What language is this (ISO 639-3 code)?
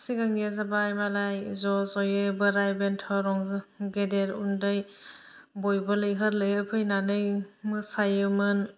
brx